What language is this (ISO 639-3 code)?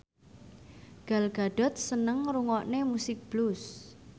jav